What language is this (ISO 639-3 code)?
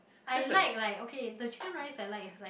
eng